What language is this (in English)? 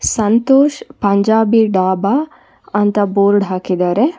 Kannada